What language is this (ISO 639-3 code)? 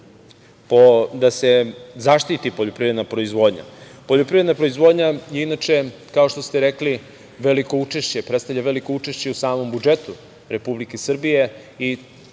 srp